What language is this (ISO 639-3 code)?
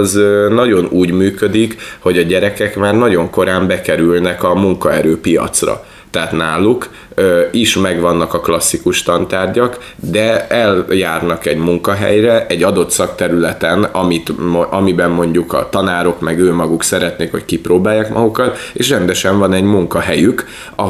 hun